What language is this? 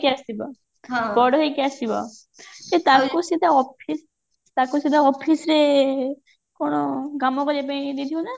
Odia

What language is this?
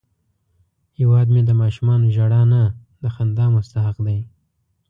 Pashto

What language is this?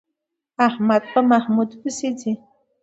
Pashto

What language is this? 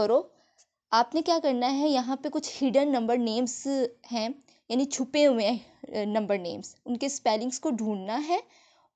Hindi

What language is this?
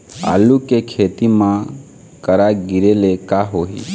Chhattisgarhi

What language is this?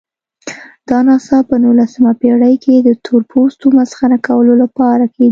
Pashto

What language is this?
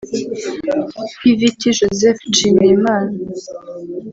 Kinyarwanda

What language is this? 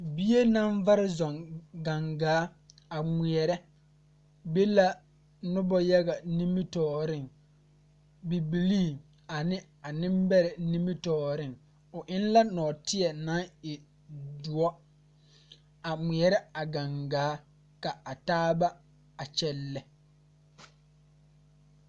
Southern Dagaare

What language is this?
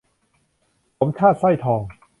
Thai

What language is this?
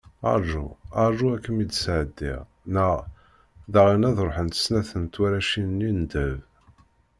Kabyle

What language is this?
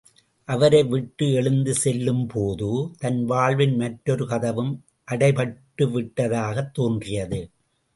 Tamil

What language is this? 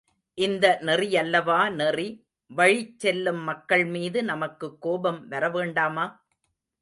Tamil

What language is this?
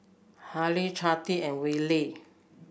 English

